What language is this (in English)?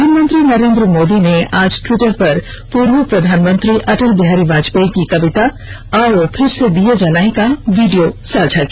Hindi